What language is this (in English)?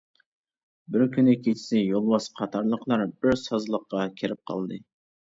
Uyghur